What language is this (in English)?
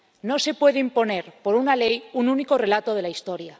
Spanish